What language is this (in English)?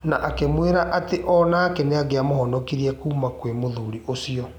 Kikuyu